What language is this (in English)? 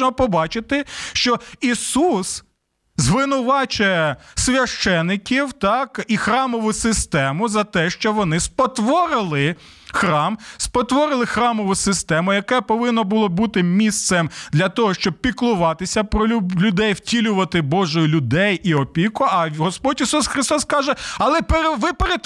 Ukrainian